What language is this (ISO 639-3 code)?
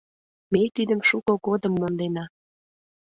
chm